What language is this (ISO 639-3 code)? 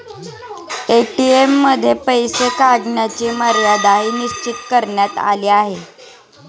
mar